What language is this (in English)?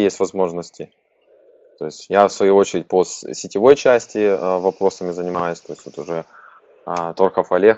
Russian